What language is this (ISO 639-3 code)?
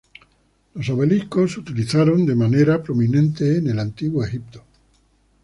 spa